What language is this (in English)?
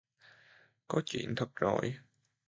Vietnamese